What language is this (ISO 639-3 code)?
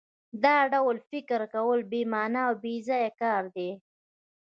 pus